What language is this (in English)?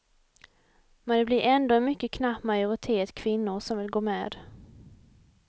Swedish